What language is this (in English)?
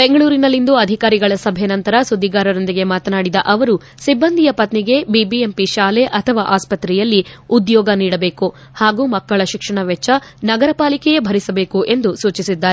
Kannada